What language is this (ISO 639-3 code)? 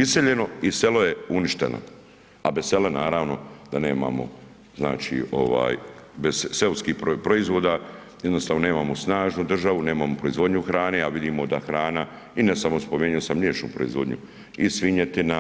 hrv